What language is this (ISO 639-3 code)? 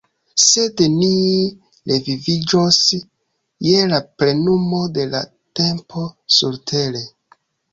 epo